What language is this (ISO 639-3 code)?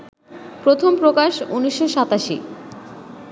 ben